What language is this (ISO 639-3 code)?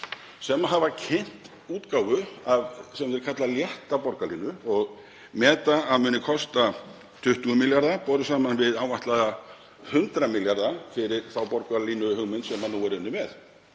isl